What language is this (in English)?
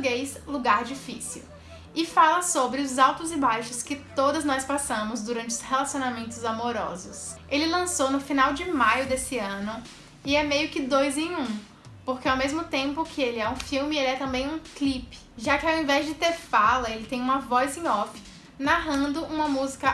Portuguese